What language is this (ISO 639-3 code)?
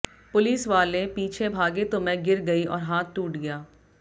hin